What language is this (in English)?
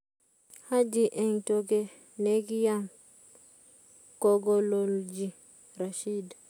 Kalenjin